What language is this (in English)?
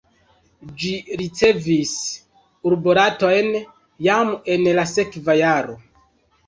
Esperanto